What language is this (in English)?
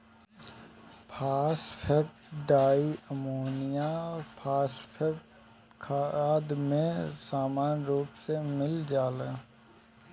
Bhojpuri